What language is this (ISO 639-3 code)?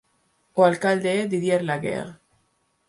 glg